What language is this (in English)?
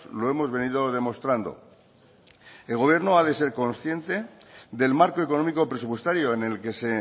Spanish